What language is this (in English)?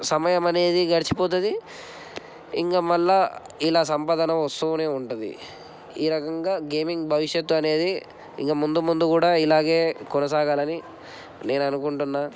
Telugu